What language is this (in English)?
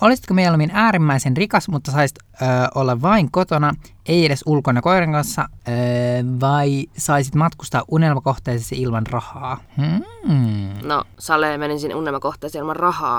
Finnish